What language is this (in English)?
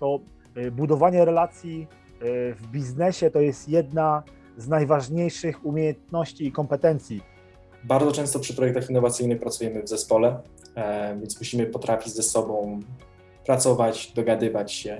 Polish